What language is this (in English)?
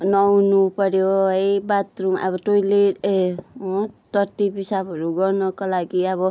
Nepali